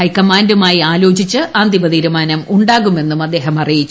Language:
Malayalam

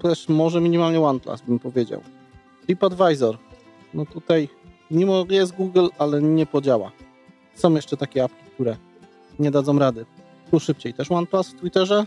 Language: Polish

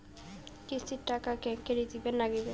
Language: Bangla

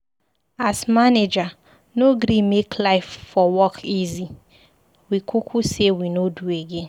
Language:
Nigerian Pidgin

